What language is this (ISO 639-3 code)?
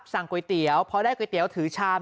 tha